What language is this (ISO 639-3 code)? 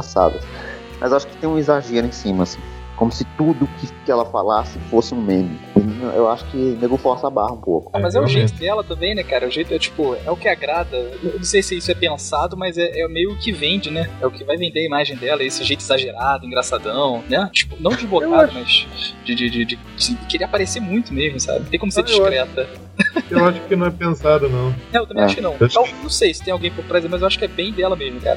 por